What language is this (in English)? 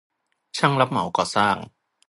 Thai